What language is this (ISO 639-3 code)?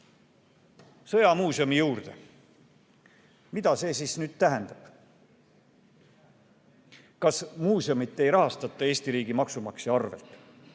est